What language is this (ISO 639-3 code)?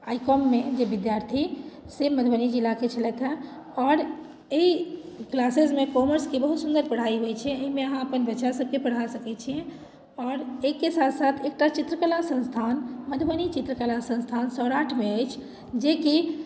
mai